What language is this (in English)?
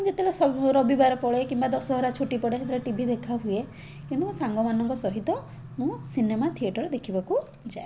Odia